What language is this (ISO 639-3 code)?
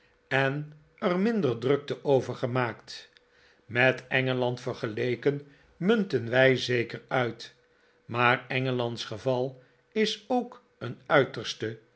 nld